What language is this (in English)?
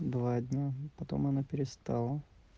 Russian